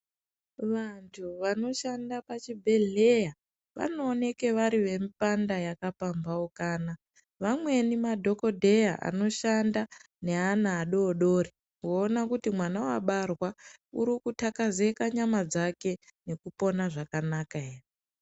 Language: Ndau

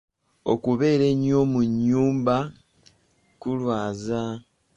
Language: Ganda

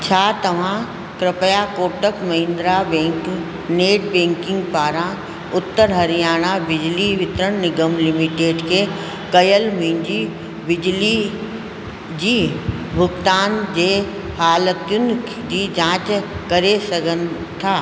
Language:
Sindhi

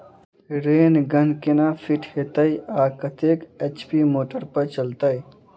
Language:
Maithili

